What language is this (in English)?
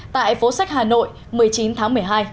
Vietnamese